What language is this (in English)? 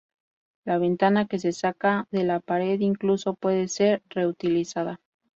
Spanish